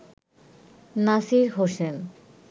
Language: Bangla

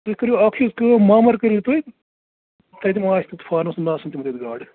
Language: Kashmiri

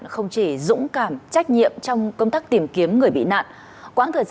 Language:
Vietnamese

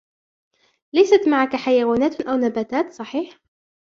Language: Arabic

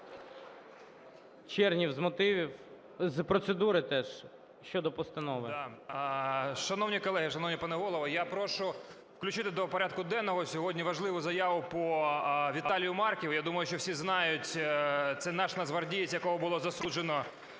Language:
Ukrainian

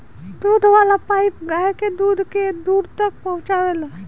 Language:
Bhojpuri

